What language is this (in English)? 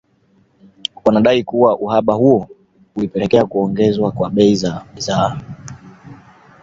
Swahili